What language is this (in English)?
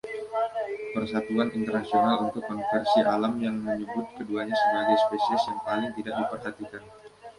Indonesian